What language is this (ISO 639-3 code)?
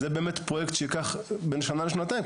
heb